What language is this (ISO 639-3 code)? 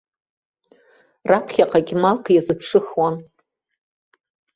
abk